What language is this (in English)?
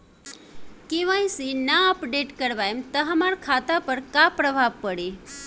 Bhojpuri